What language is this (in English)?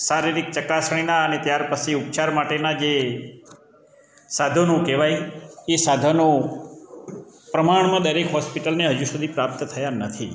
Gujarati